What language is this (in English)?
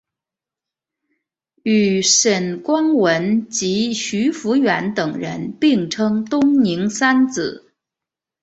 Chinese